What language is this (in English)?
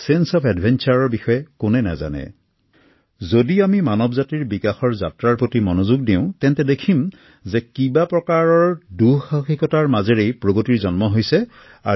Assamese